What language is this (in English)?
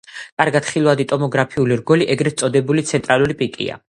Georgian